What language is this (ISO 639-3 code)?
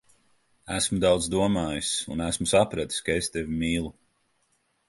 lav